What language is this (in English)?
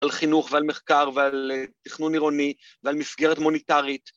Hebrew